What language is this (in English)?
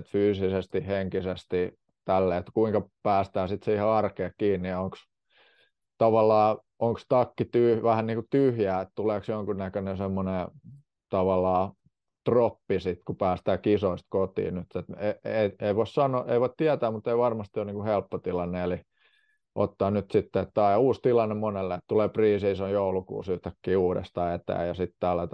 Finnish